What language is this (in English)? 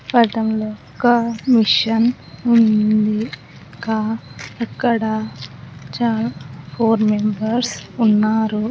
Telugu